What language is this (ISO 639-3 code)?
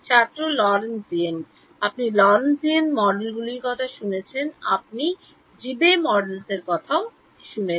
ben